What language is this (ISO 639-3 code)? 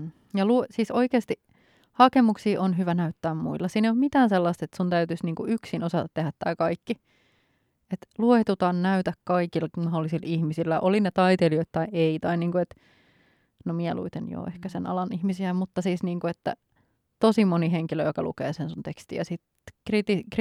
fin